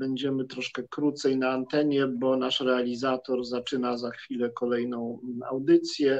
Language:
Polish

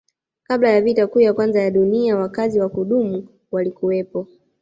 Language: Swahili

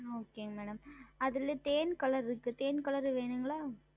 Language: Tamil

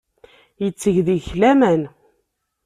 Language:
Kabyle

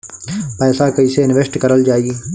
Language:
Bhojpuri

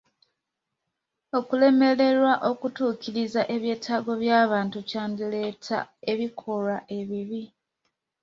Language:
Ganda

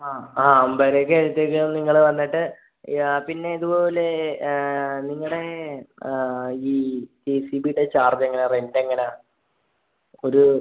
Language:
Malayalam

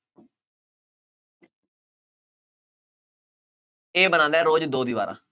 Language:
Punjabi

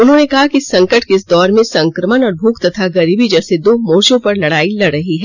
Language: Hindi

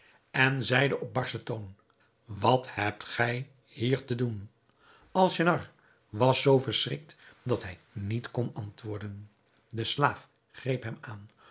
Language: Dutch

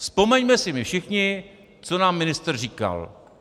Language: Czech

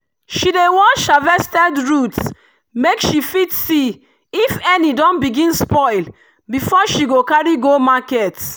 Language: Nigerian Pidgin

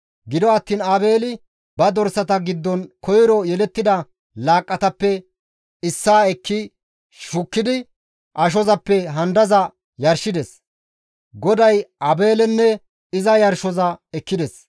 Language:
Gamo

